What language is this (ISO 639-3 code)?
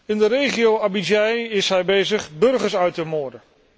nld